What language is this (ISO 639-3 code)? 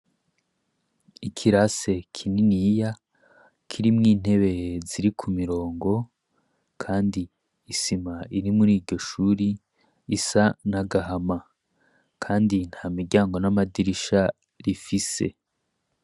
run